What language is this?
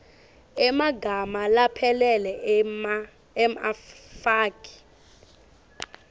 Swati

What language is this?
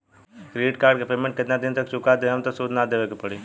Bhojpuri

